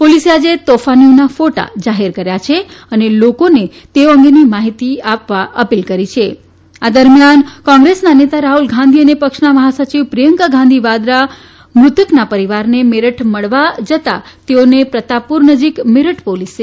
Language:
Gujarati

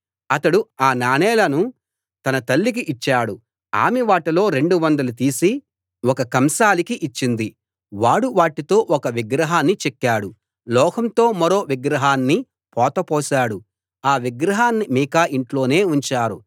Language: Telugu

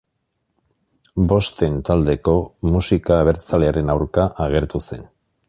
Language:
Basque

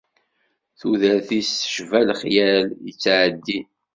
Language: Kabyle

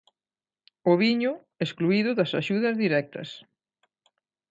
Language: Galician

